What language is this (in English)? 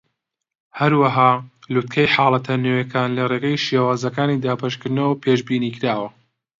Central Kurdish